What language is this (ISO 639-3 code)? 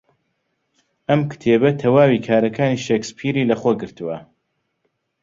ckb